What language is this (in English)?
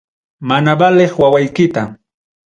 Ayacucho Quechua